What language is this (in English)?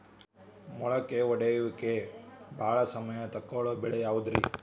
Kannada